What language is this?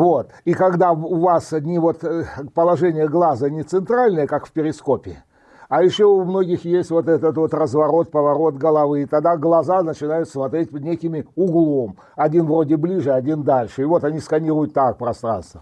Russian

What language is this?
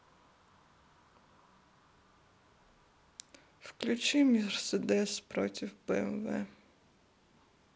Russian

